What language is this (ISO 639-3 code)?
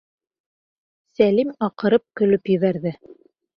bak